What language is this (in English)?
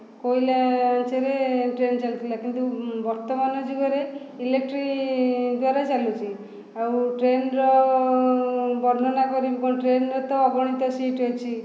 Odia